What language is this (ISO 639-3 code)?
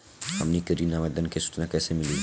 bho